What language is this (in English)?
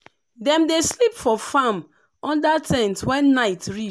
Nigerian Pidgin